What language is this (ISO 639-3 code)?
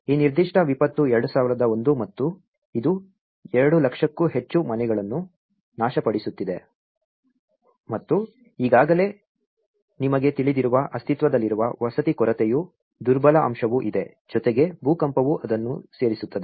kan